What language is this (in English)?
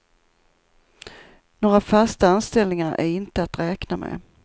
Swedish